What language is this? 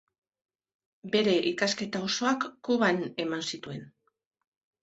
Basque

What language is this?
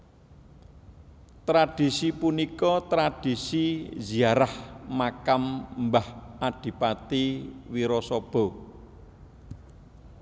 Javanese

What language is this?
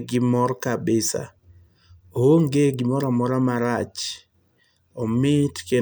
Luo (Kenya and Tanzania)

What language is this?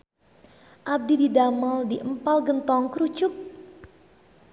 Sundanese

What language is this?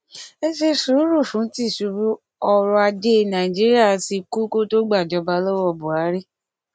Yoruba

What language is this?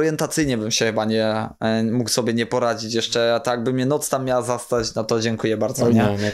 Polish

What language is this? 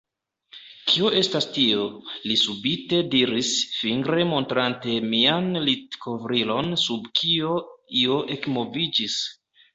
Esperanto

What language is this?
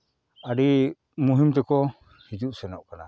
Santali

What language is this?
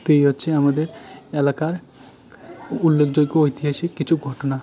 Bangla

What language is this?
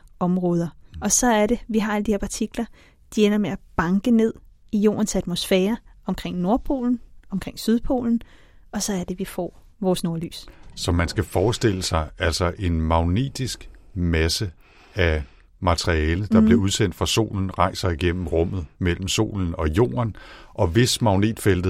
Danish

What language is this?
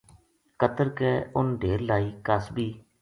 Gujari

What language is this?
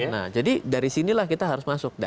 Indonesian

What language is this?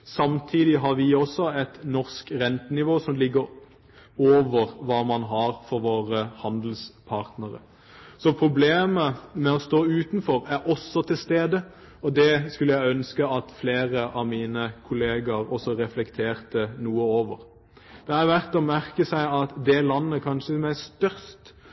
Norwegian Bokmål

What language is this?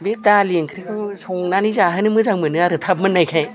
Bodo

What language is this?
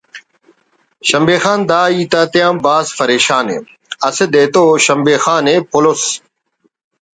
Brahui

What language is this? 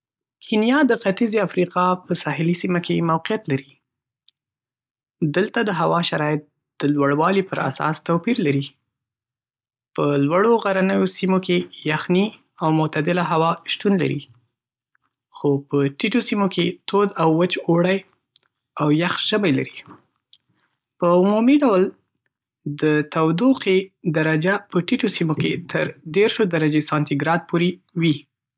Pashto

